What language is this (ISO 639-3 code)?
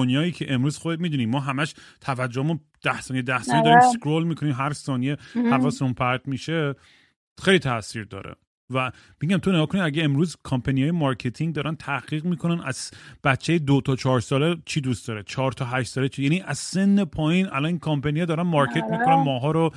fas